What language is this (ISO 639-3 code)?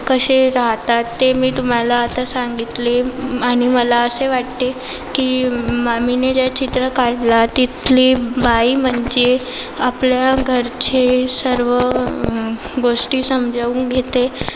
mar